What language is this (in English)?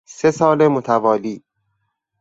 Persian